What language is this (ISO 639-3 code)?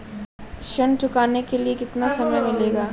hin